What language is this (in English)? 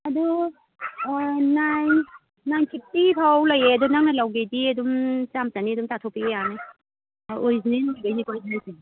Manipuri